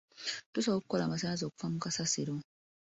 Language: Ganda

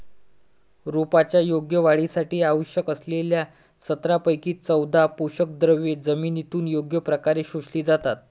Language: Marathi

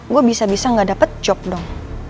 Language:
Indonesian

